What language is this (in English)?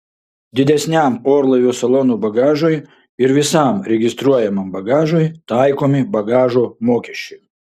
Lithuanian